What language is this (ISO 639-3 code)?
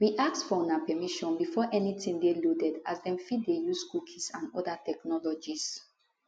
pcm